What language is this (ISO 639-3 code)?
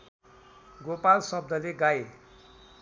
nep